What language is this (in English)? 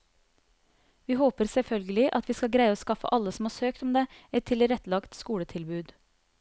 Norwegian